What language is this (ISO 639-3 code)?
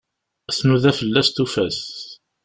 kab